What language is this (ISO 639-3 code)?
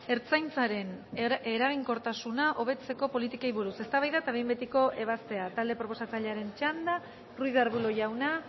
eus